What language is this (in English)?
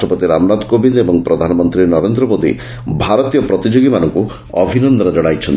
Odia